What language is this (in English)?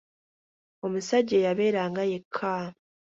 Ganda